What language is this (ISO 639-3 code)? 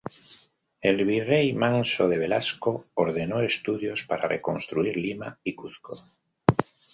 spa